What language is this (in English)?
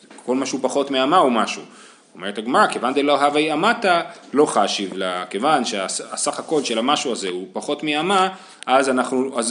Hebrew